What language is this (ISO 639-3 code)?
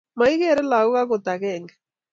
kln